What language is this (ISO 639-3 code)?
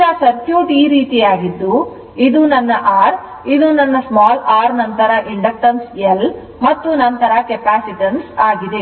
kan